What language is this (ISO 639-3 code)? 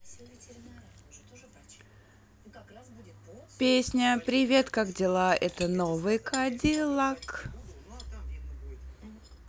rus